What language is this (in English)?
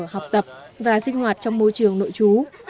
Vietnamese